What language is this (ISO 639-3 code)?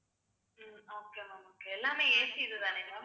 tam